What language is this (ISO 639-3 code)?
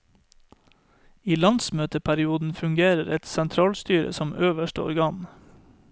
nor